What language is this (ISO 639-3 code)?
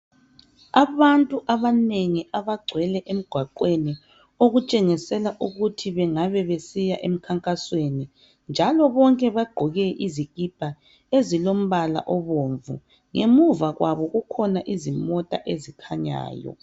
nde